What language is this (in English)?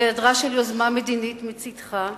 Hebrew